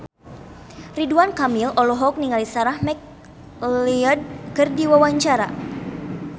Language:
Sundanese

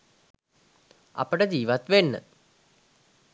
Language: Sinhala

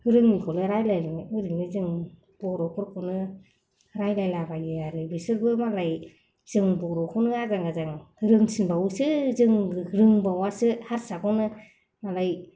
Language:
Bodo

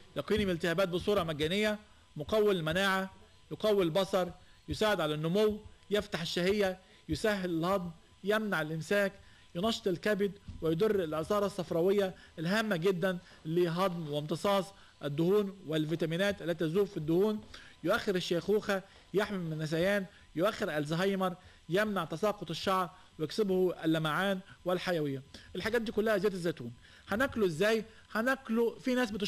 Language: Arabic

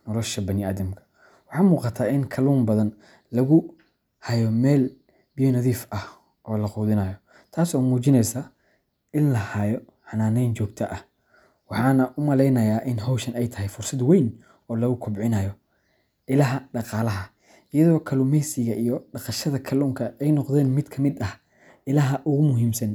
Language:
Somali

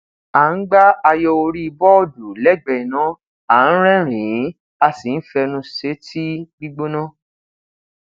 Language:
Yoruba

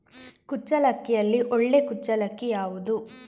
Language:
Kannada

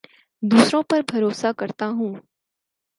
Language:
Urdu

